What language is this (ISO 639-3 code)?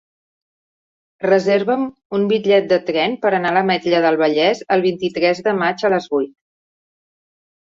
cat